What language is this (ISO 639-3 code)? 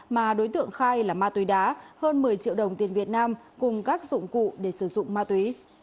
vie